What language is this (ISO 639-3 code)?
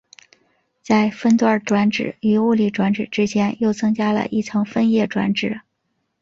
zho